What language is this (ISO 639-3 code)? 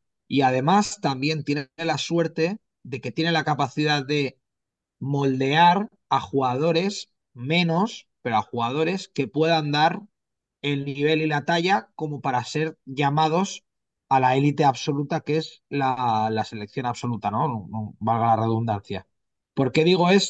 spa